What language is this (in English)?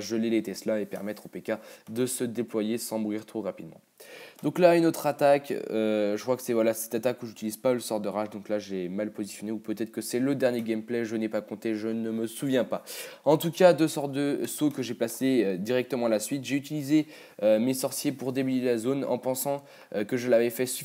French